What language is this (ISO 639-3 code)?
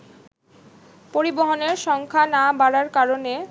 ben